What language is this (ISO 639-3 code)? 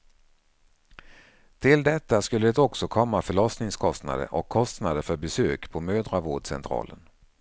swe